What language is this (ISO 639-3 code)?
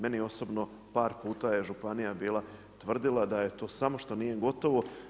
hrv